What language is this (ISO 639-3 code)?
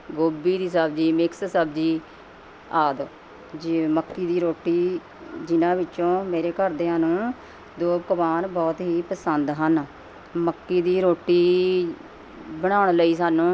pan